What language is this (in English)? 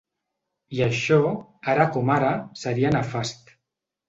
Catalan